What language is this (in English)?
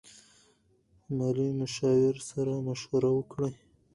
Pashto